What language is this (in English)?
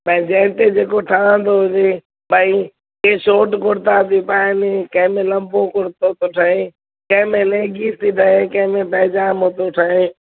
Sindhi